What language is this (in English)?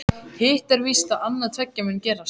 Icelandic